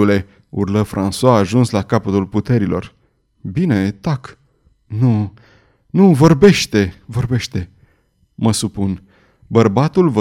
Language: Romanian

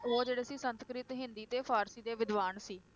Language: Punjabi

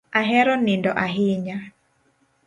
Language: Luo (Kenya and Tanzania)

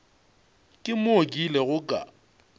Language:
Northern Sotho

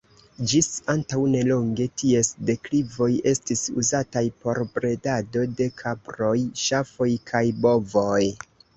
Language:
Esperanto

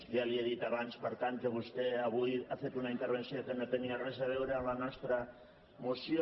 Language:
Catalan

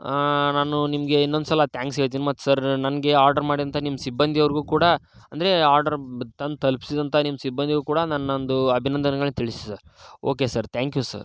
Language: Kannada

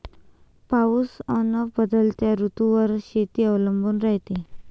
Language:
Marathi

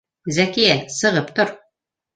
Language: Bashkir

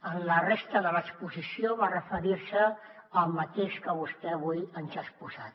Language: Catalan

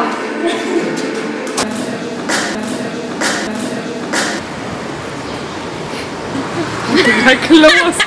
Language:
German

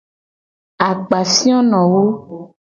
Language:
Gen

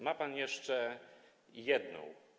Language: Polish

